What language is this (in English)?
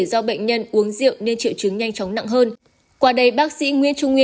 Vietnamese